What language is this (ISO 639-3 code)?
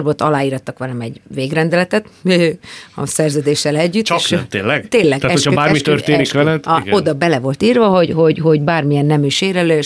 hun